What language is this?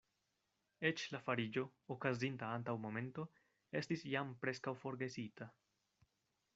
Esperanto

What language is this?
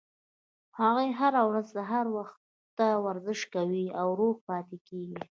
Pashto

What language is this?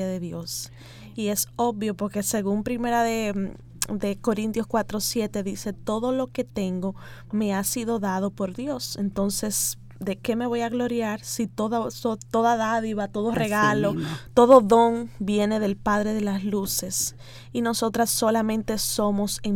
Spanish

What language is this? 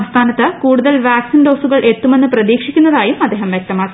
Malayalam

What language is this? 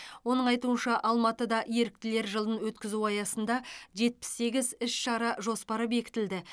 Kazakh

